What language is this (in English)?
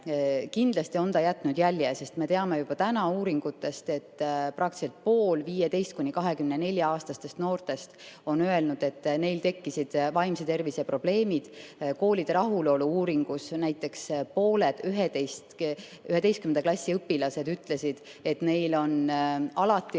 Estonian